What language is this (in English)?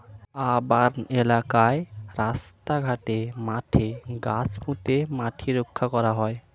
Bangla